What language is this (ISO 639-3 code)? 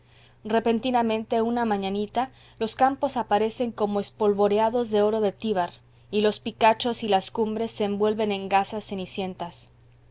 spa